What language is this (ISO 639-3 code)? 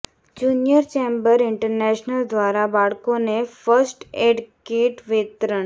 guj